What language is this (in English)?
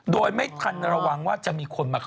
Thai